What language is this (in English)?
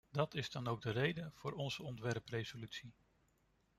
Dutch